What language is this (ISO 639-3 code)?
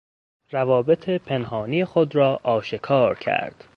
fas